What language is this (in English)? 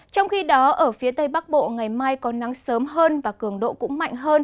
Vietnamese